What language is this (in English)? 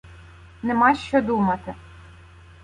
Ukrainian